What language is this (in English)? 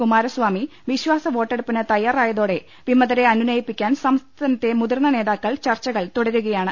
Malayalam